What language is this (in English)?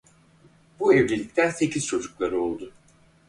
Turkish